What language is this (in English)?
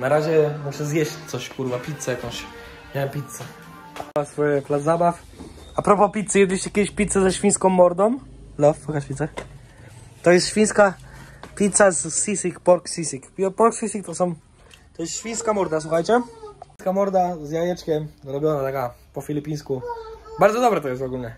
Polish